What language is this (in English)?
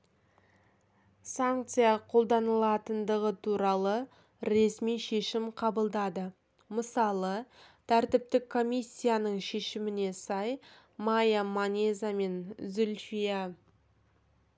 Kazakh